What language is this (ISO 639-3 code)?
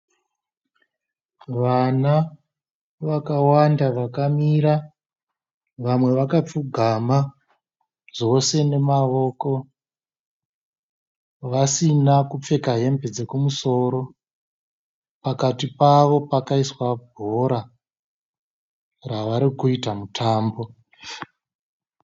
sna